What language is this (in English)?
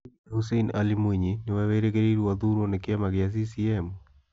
Kikuyu